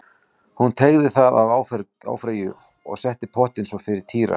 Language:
Icelandic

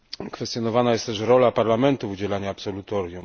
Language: Polish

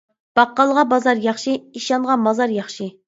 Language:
Uyghur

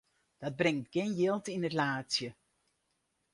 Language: Western Frisian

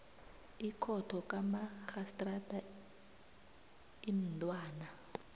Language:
South Ndebele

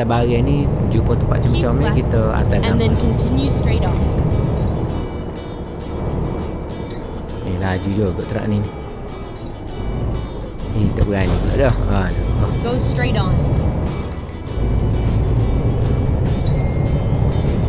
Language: Malay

